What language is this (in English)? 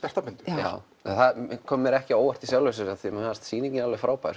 Icelandic